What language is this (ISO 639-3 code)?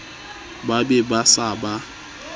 sot